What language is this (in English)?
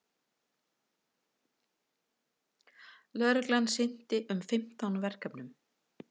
Icelandic